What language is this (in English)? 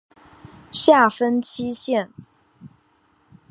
Chinese